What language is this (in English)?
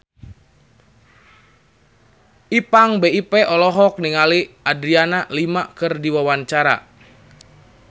Sundanese